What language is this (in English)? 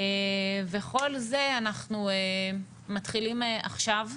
Hebrew